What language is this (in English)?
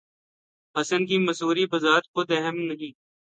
Urdu